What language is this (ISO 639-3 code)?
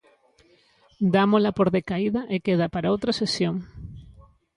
glg